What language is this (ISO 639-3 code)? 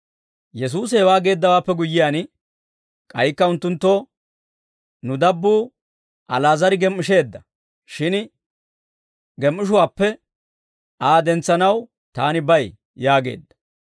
dwr